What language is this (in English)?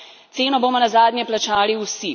Slovenian